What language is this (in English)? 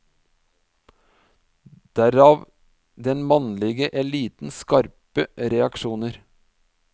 Norwegian